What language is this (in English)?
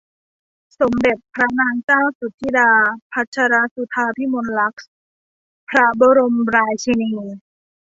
Thai